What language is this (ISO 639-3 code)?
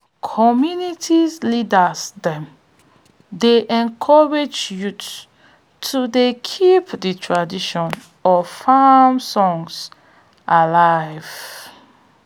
pcm